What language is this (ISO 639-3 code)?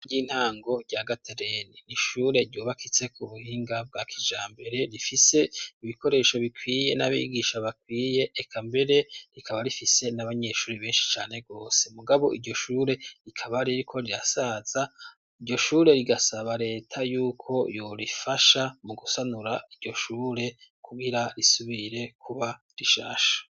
run